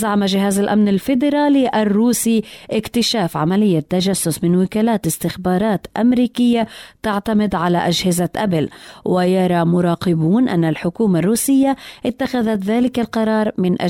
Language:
Arabic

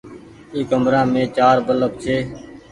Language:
Goaria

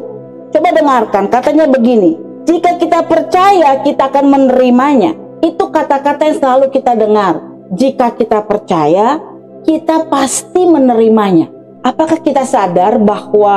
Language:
Indonesian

